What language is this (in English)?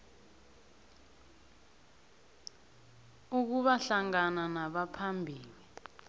South Ndebele